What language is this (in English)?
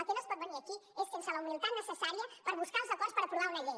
Catalan